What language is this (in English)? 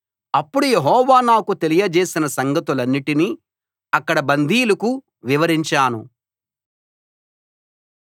Telugu